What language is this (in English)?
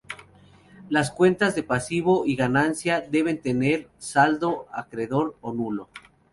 Spanish